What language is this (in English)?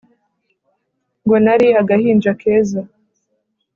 Kinyarwanda